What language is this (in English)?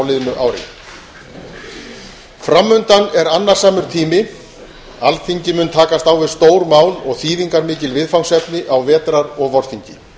Icelandic